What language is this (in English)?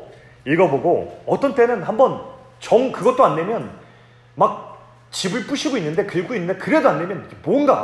Korean